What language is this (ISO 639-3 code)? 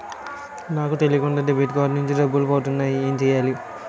tel